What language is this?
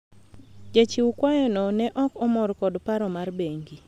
Luo (Kenya and Tanzania)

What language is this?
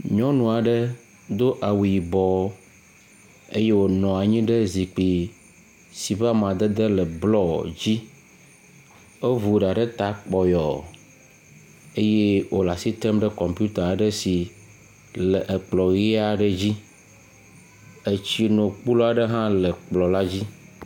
Ewe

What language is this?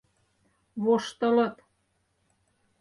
Mari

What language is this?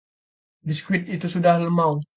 Indonesian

